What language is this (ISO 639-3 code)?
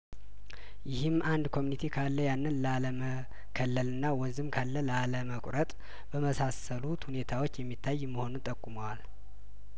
amh